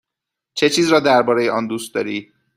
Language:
Persian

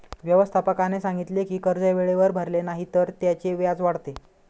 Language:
Marathi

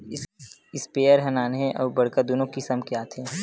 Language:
Chhattisgarhi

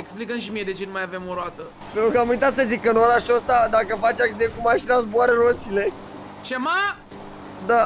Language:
Romanian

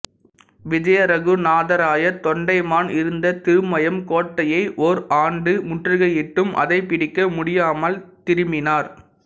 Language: Tamil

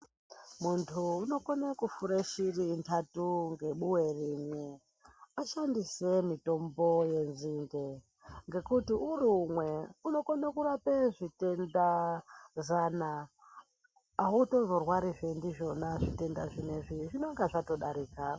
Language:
Ndau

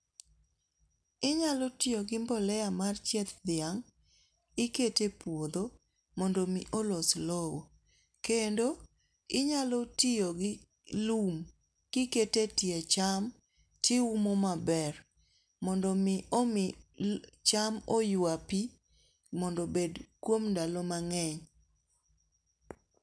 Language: Luo (Kenya and Tanzania)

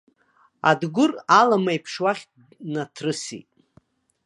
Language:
Abkhazian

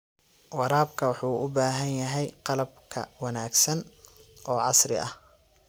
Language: Somali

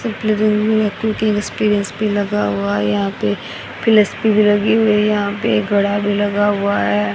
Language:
Hindi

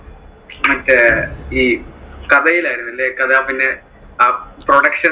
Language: Malayalam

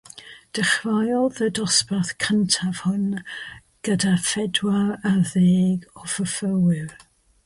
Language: Welsh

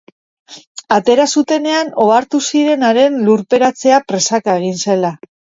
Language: Basque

